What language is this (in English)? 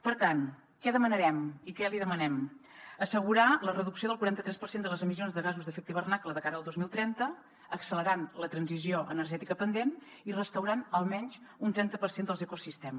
Catalan